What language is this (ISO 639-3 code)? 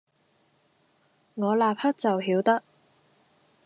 yue